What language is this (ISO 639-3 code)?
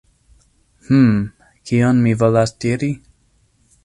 epo